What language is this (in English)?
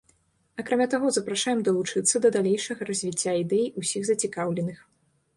Belarusian